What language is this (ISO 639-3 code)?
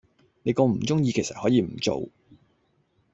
yue